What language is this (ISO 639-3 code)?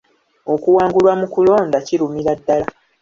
lug